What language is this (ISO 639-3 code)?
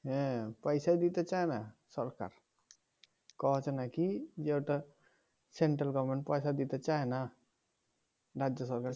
ben